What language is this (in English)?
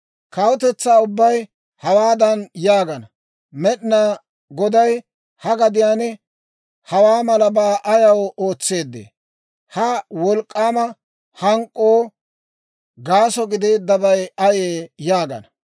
Dawro